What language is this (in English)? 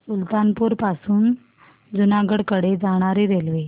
Marathi